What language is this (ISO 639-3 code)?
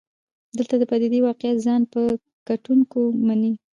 pus